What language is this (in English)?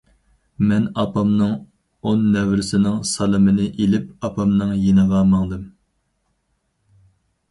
Uyghur